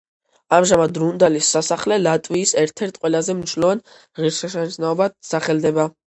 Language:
Georgian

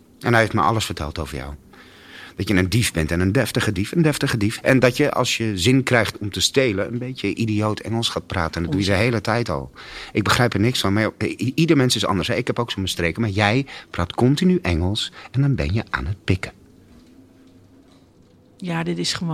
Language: Dutch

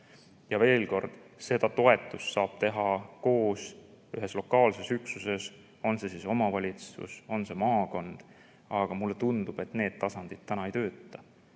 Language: Estonian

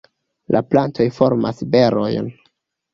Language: Esperanto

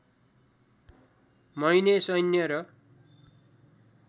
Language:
Nepali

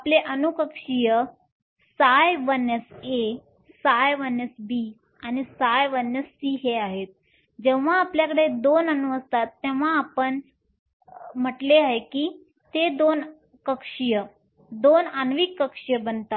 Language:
Marathi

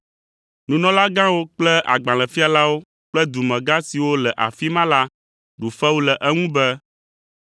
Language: Ewe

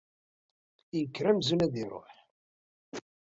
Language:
Kabyle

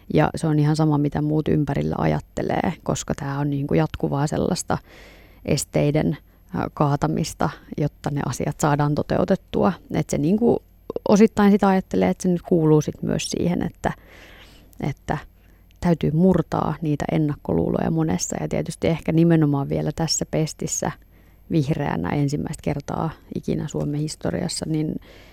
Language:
Finnish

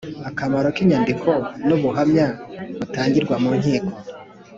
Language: Kinyarwanda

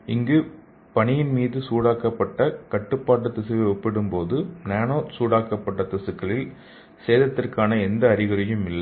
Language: Tamil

